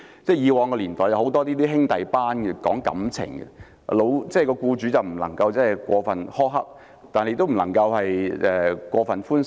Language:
Cantonese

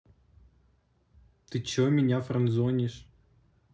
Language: Russian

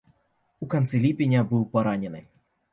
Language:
Belarusian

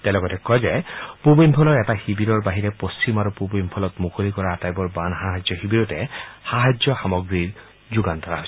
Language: Assamese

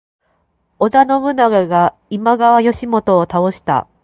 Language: Japanese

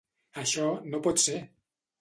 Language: Catalan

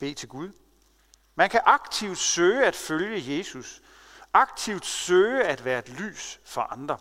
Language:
Danish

